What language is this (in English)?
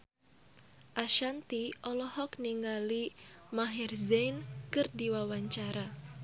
Sundanese